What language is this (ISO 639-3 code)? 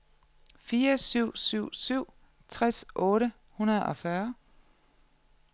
dan